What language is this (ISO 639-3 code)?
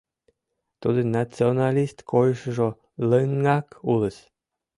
chm